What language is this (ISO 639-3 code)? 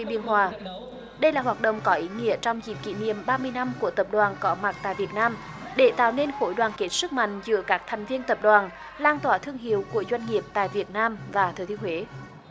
vie